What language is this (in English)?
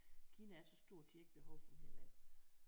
Danish